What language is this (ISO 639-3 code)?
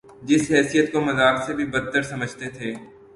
urd